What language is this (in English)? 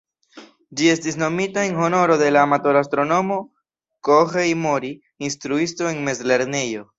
Esperanto